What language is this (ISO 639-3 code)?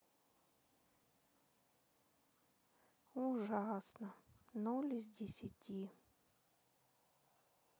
rus